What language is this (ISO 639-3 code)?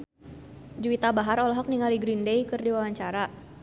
sun